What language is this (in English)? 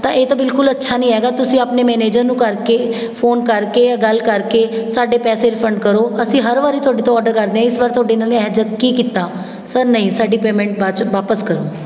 Punjabi